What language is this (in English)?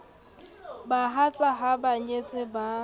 Southern Sotho